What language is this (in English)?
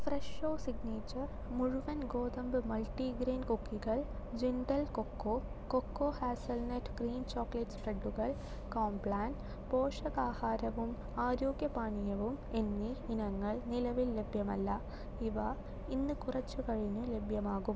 Malayalam